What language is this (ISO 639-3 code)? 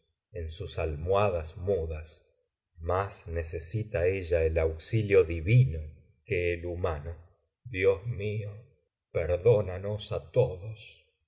spa